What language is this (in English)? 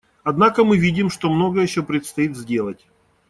Russian